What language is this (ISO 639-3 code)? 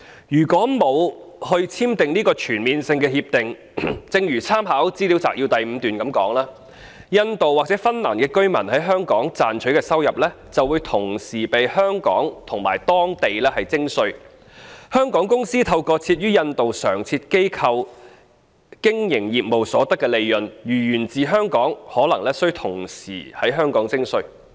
yue